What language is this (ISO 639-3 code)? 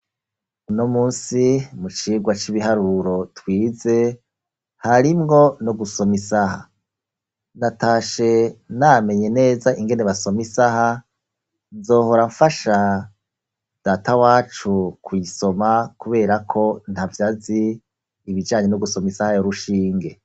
run